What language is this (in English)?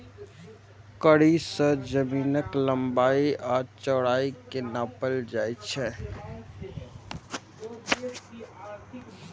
Maithili